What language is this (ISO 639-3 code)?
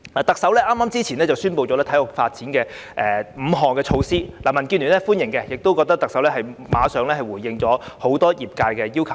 yue